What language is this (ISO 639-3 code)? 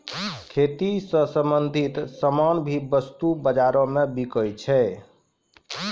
mai